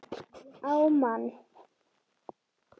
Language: Icelandic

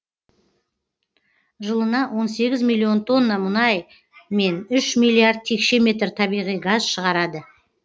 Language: Kazakh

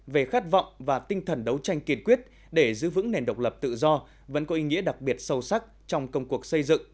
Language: Vietnamese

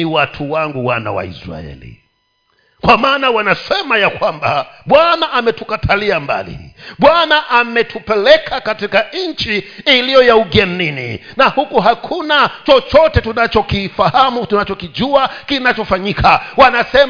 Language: Swahili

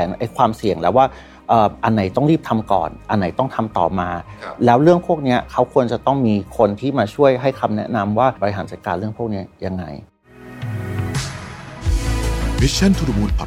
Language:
Thai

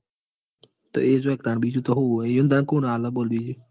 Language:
Gujarati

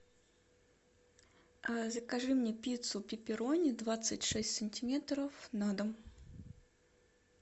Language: Russian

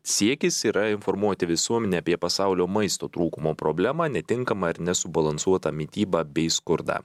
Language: Lithuanian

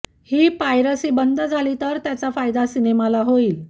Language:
Marathi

